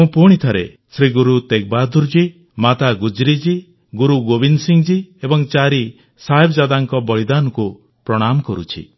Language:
Odia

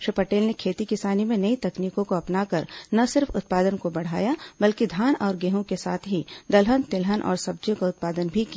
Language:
Hindi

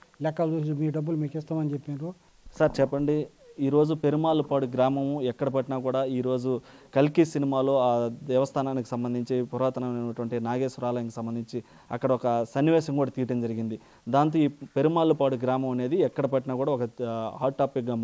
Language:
Telugu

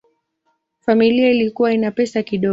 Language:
Swahili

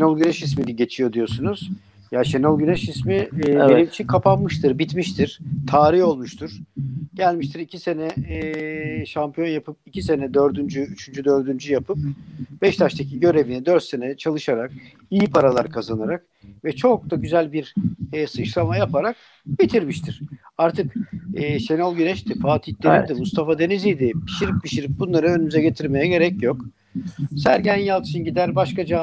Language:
Turkish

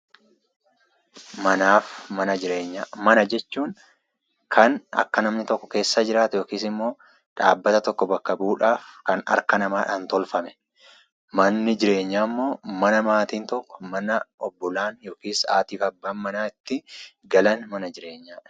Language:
Oromo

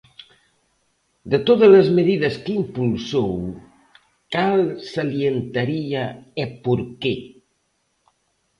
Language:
Galician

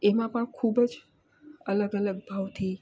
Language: Gujarati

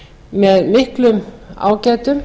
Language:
Icelandic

